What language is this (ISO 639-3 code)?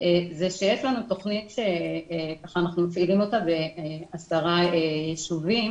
heb